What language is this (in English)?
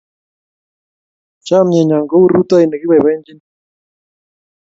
Kalenjin